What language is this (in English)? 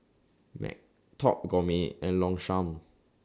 English